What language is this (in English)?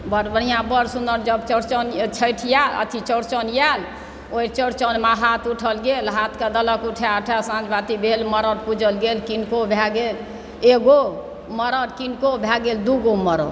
Maithili